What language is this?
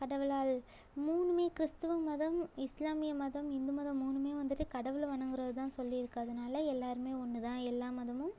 Tamil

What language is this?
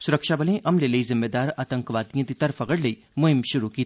Dogri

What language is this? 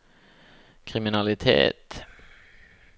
Norwegian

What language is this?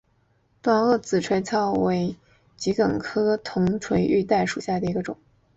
Chinese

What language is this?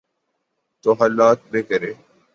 Urdu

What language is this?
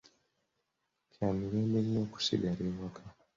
Ganda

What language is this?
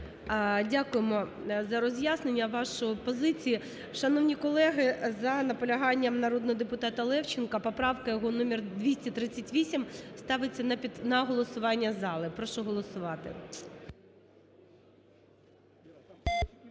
Ukrainian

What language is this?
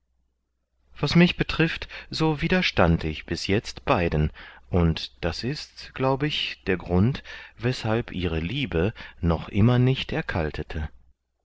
German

